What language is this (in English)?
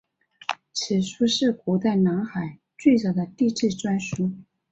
Chinese